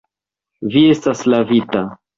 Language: Esperanto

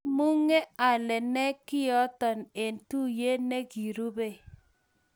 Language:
Kalenjin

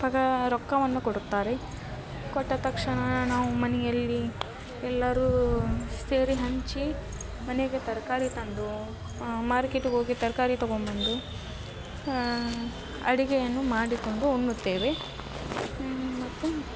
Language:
Kannada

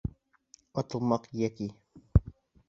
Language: Bashkir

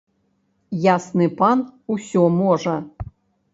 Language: Belarusian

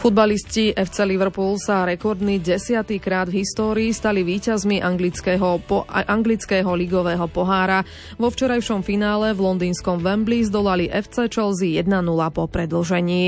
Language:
Slovak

